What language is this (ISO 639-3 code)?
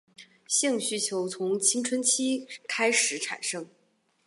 zho